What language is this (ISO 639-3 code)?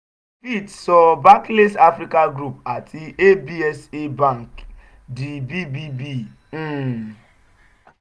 yor